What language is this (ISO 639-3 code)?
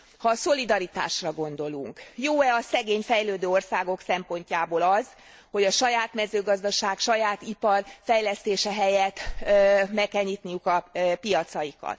hun